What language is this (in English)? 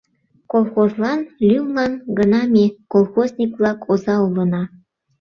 Mari